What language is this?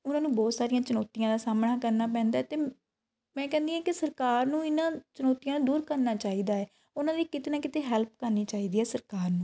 Punjabi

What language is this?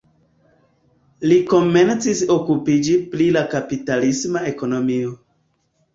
Esperanto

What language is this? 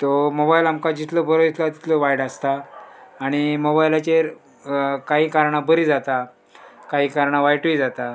Konkani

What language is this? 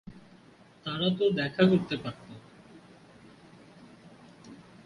Bangla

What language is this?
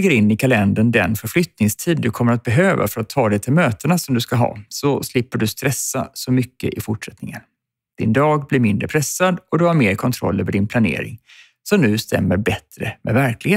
Swedish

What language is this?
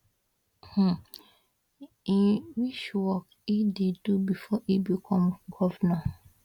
Nigerian Pidgin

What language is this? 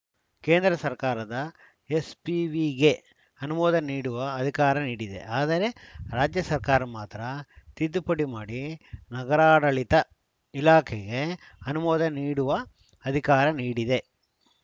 Kannada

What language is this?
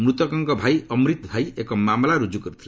Odia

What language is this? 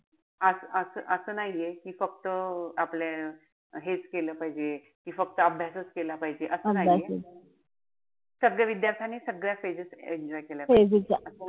Marathi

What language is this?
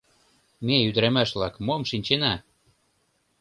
Mari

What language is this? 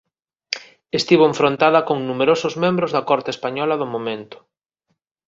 Galician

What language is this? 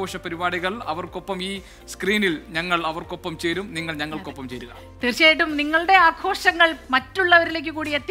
Indonesian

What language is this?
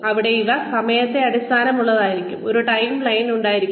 Malayalam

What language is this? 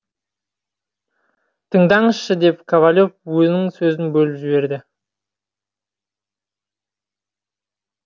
Kazakh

